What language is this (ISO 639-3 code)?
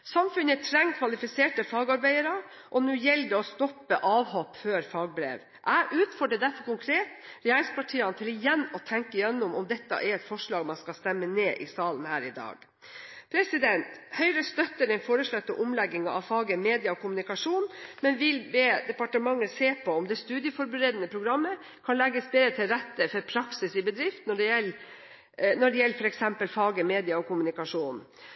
nob